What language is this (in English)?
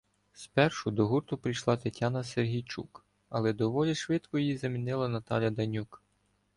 Ukrainian